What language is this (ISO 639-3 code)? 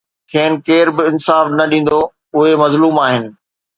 snd